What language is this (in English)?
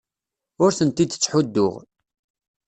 Kabyle